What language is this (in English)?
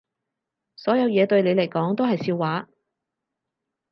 Cantonese